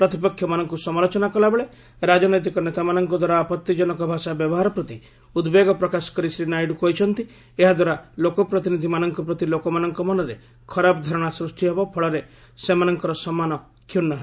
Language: Odia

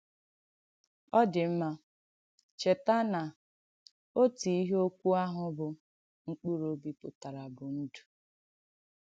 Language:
Igbo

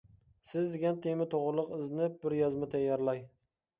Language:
Uyghur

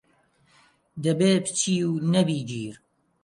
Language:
Central Kurdish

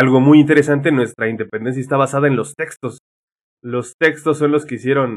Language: Spanish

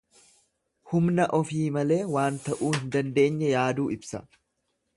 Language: Oromo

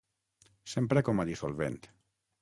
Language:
Catalan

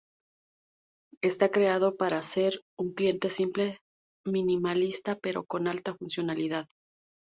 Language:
Spanish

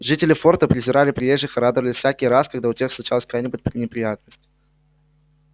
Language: Russian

